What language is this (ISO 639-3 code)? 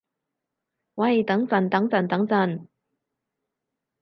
yue